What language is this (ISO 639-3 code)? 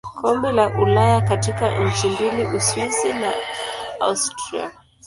swa